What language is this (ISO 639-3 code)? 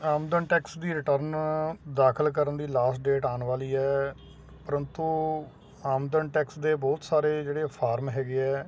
pan